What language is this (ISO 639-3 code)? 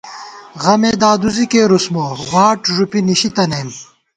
gwt